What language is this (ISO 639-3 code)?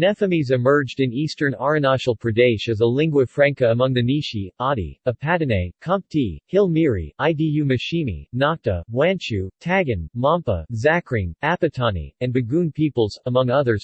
eng